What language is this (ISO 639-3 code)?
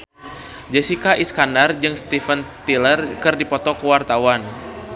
sun